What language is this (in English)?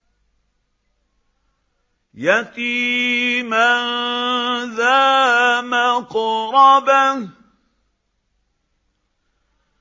Arabic